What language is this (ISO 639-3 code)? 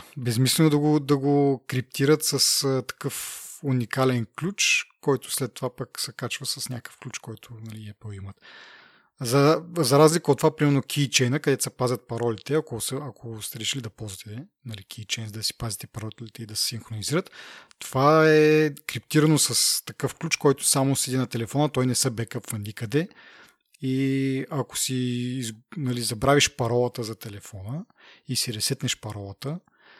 bul